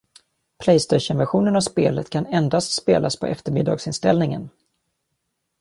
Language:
Swedish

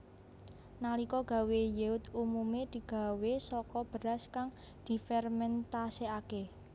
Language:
Javanese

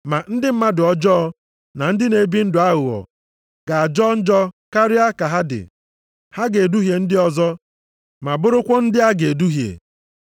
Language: Igbo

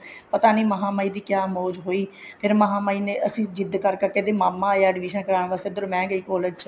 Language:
Punjabi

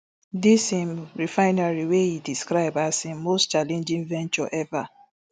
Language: Nigerian Pidgin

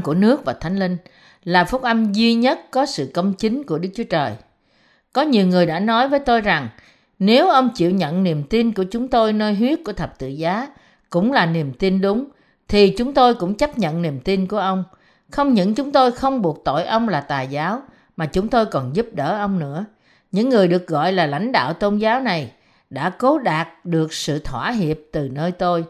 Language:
Vietnamese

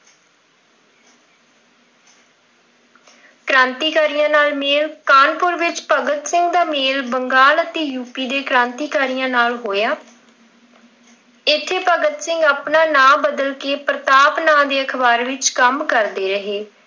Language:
Punjabi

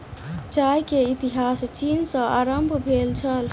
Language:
Maithili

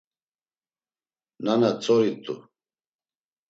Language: Laz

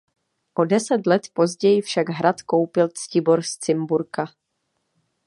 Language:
Czech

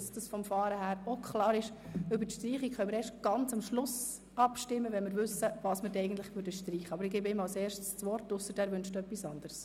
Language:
Swiss German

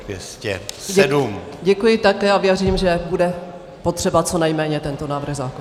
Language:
Czech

